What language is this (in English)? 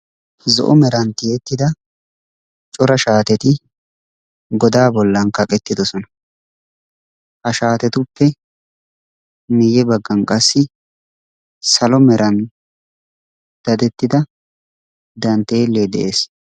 Wolaytta